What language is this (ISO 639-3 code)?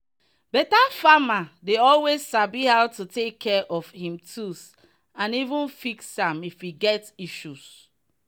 pcm